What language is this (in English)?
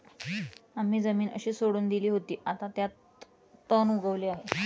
Marathi